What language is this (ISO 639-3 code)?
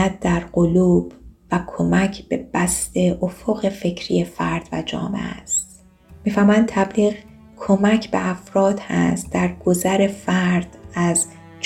fas